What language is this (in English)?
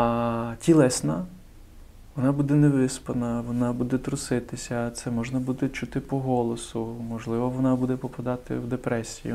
Ukrainian